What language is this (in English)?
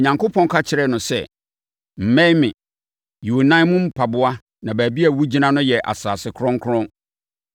Akan